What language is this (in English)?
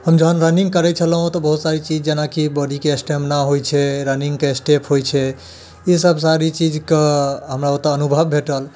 Maithili